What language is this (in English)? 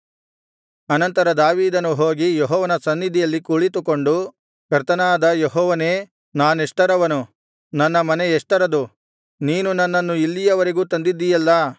Kannada